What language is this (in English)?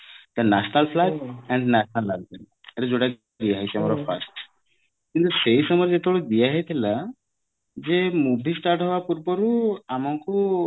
Odia